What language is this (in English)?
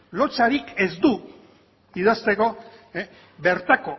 Basque